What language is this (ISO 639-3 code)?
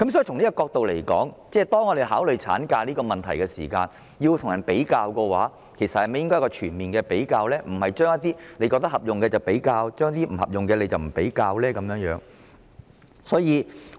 yue